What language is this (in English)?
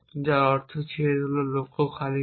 Bangla